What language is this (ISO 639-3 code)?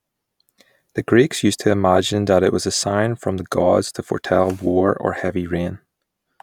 eng